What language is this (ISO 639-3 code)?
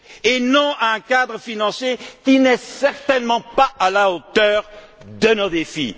fra